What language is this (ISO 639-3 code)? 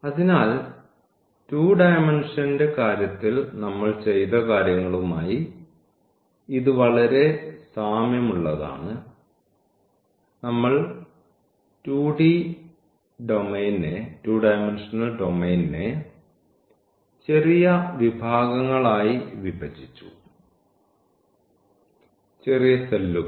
mal